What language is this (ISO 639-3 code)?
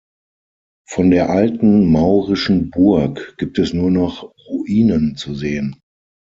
deu